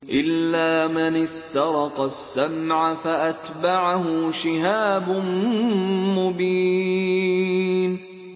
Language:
Arabic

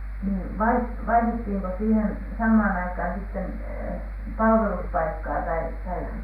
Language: Finnish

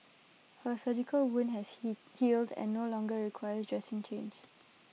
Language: English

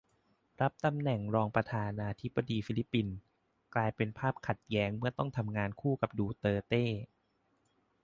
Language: Thai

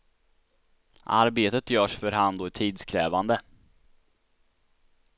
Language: Swedish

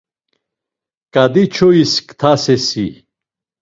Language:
Laz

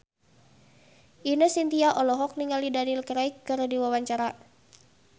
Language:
Sundanese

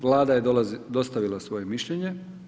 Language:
Croatian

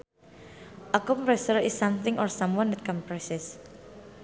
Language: Sundanese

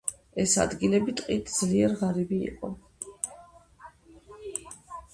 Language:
Georgian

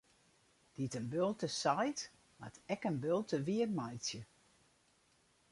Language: Western Frisian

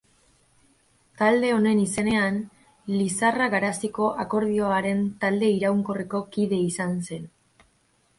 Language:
Basque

